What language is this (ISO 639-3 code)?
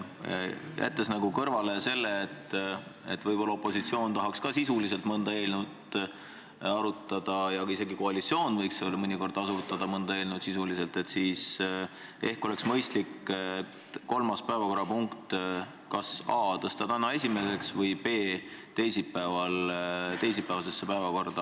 est